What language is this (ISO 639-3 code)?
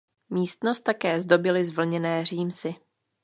ces